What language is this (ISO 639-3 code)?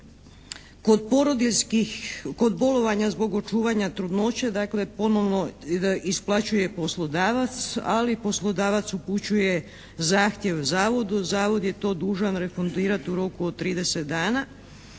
hrv